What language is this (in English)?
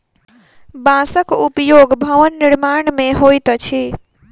Maithili